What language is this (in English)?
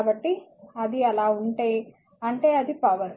Telugu